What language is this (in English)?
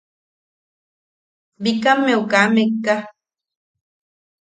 Yaqui